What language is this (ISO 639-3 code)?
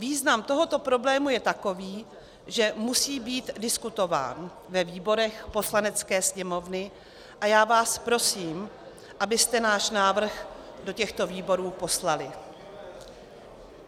ces